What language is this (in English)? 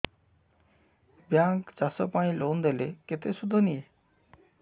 Odia